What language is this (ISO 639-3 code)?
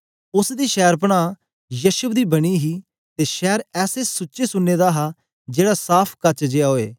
doi